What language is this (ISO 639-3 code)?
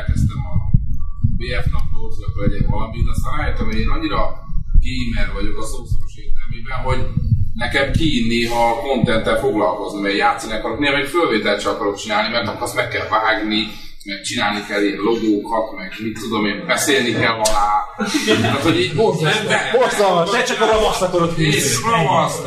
hun